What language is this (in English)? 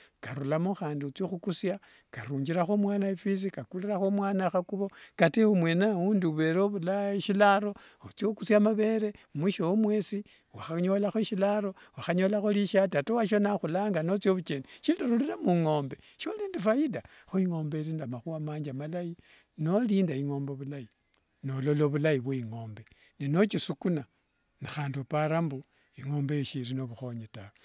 Wanga